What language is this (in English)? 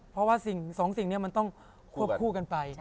Thai